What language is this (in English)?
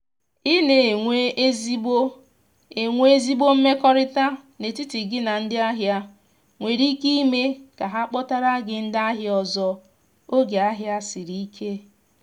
Igbo